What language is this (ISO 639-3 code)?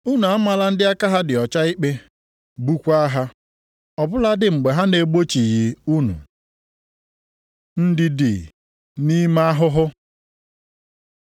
ibo